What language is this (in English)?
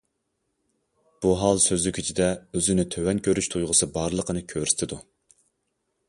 Uyghur